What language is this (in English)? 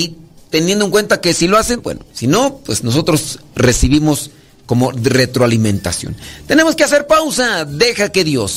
Spanish